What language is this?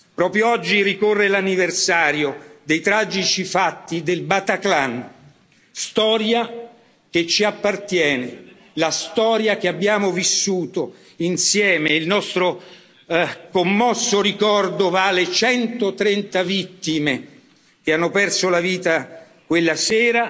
Italian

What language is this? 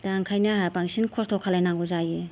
Bodo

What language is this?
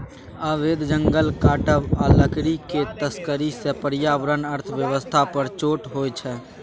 Maithili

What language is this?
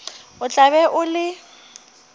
Northern Sotho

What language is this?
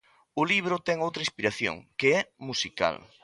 Galician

